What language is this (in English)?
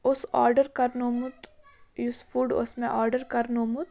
Kashmiri